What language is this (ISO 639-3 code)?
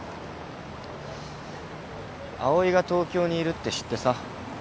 jpn